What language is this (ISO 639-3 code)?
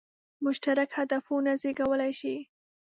pus